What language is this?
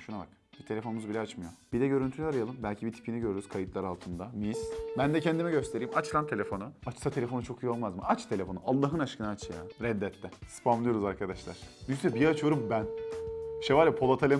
Turkish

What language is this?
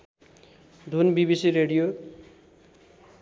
Nepali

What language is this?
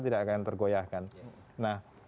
Indonesian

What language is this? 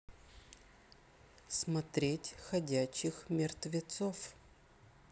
Russian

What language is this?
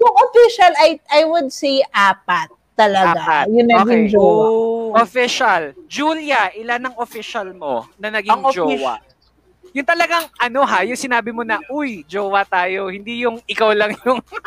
Filipino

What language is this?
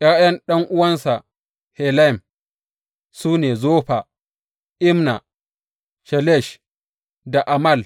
Hausa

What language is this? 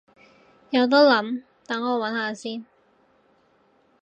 Cantonese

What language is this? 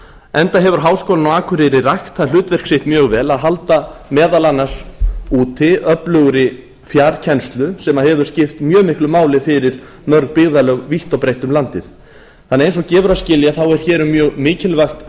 Icelandic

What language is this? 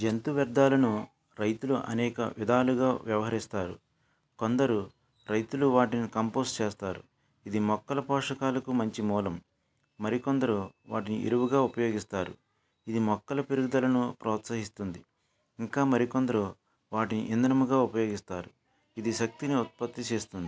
Telugu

